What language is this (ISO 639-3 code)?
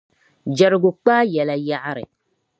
dag